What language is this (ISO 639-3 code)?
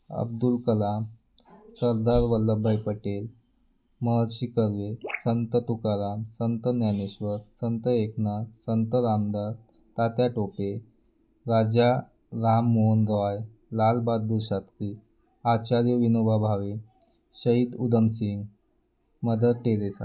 mar